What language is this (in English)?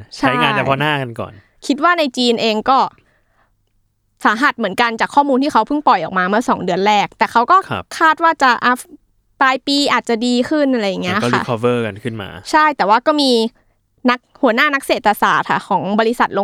Thai